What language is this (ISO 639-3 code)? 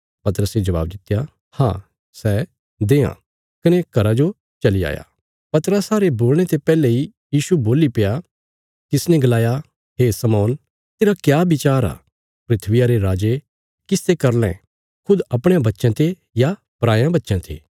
kfs